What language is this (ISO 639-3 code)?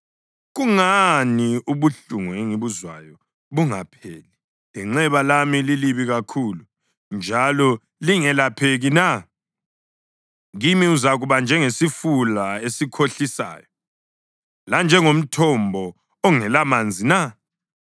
nde